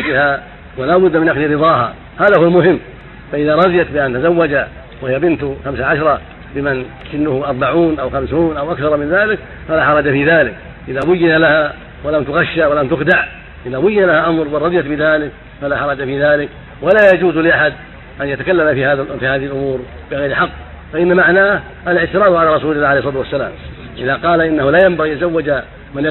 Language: Arabic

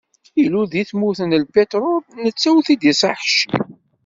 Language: Kabyle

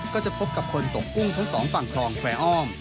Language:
Thai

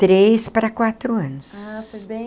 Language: Portuguese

